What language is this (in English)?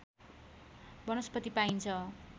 Nepali